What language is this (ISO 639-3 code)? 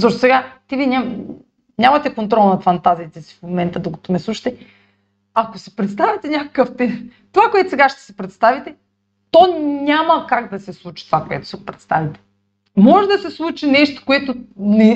bul